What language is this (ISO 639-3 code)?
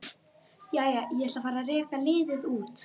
isl